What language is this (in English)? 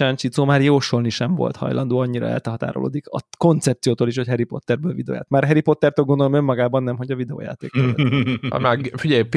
Hungarian